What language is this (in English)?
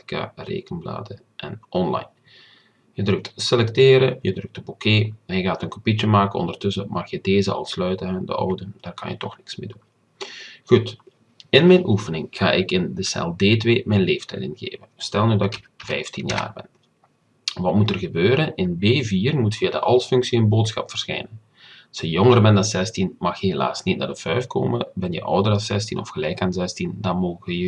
Dutch